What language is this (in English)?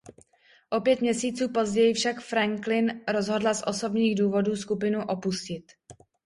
Czech